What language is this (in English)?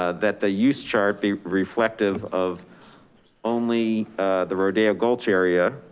English